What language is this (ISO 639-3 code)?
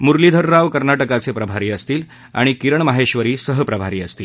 mar